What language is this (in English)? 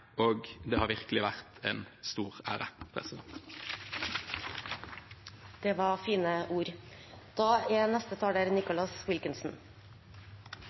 Norwegian